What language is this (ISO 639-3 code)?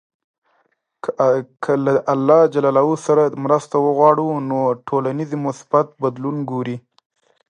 pus